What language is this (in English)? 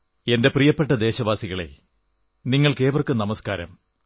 Malayalam